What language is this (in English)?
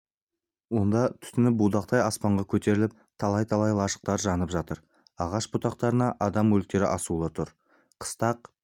Kazakh